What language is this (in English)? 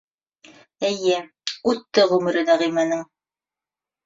Bashkir